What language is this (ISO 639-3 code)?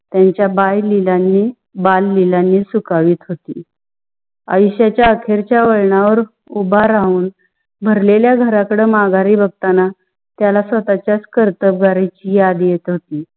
mar